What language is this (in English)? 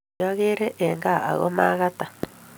Kalenjin